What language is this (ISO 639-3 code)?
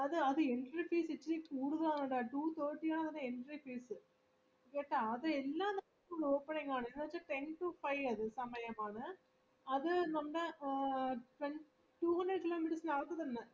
mal